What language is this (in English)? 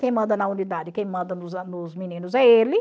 Portuguese